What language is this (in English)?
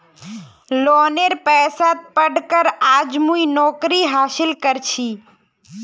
Magahi